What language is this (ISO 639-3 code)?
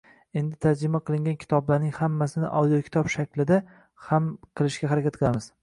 uzb